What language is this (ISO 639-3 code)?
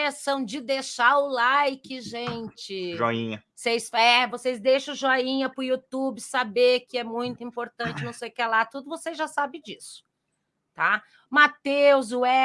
por